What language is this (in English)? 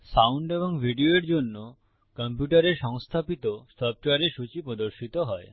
Bangla